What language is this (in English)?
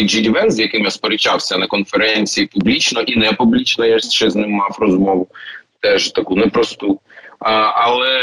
Ukrainian